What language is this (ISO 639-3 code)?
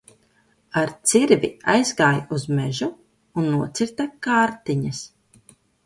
lav